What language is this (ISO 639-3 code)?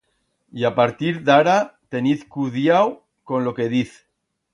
arg